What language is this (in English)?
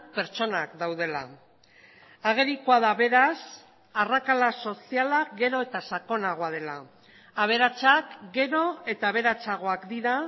Basque